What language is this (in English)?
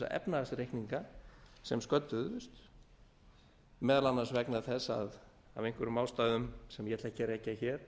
Icelandic